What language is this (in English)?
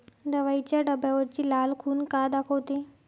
Marathi